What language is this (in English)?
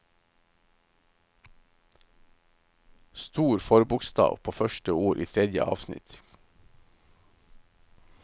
Norwegian